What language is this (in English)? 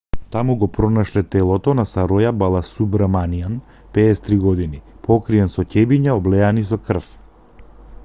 Macedonian